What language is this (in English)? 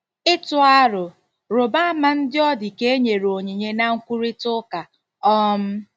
Igbo